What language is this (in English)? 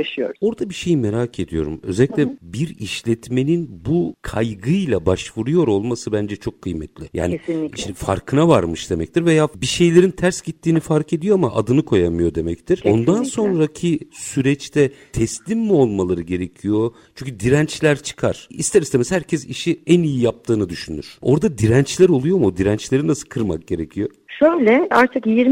Turkish